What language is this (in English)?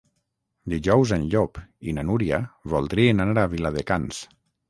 Catalan